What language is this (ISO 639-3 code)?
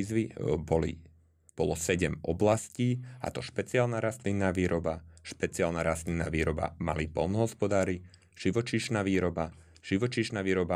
slk